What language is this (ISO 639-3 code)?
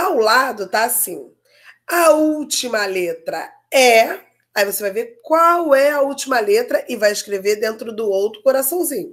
por